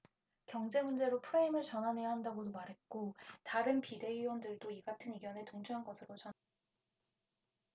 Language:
Korean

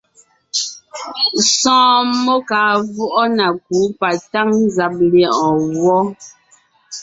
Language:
Ngiemboon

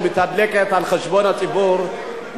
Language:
Hebrew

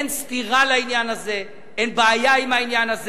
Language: Hebrew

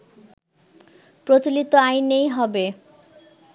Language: Bangla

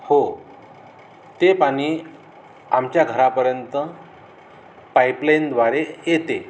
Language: Marathi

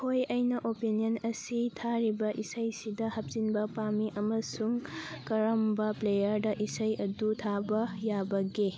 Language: Manipuri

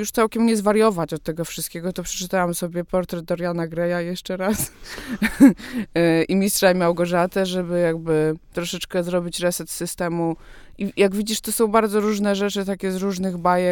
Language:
Polish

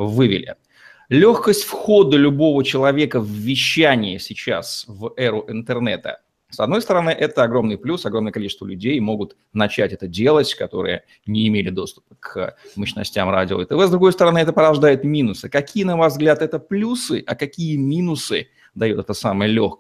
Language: Russian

